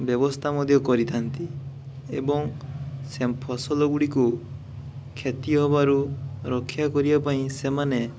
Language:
Odia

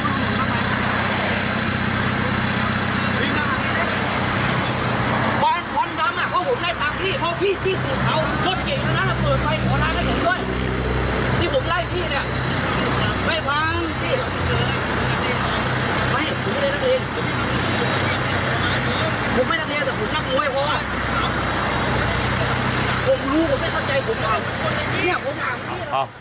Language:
Thai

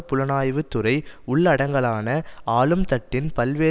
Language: Tamil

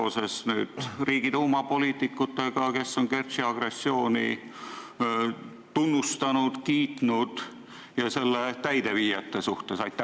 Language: Estonian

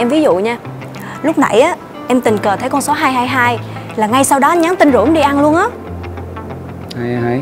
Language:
Vietnamese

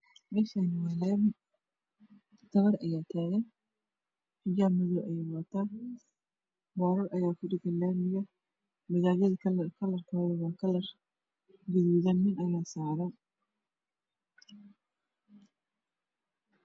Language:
Somali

